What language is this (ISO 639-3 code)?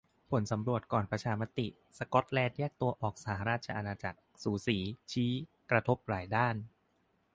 tha